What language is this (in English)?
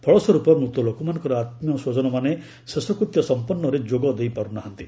Odia